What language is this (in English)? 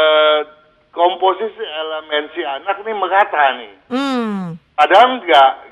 Indonesian